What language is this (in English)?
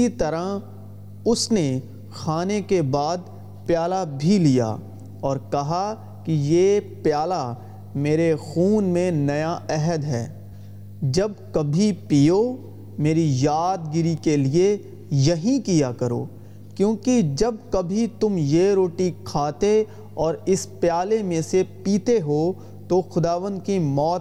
Urdu